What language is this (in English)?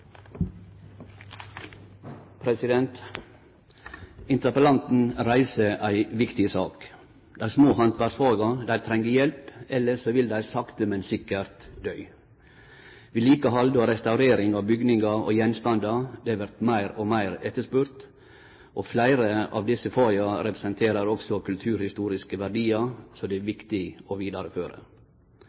Norwegian Nynorsk